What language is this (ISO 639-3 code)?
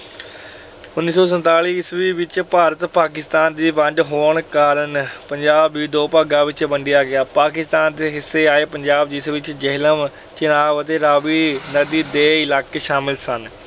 pan